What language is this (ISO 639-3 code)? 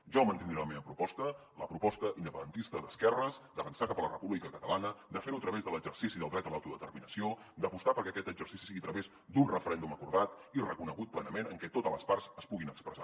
cat